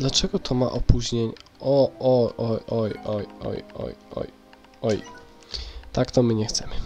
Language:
Polish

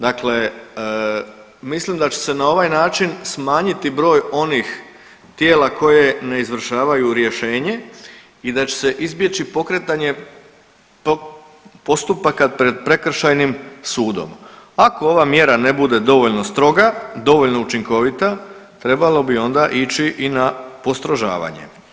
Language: Croatian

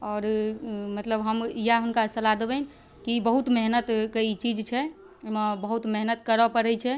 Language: Maithili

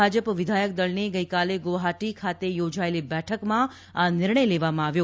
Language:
Gujarati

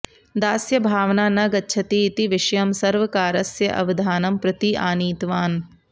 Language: Sanskrit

